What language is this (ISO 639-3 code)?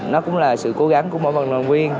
vie